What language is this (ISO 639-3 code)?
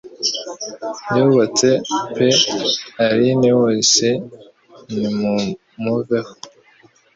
kin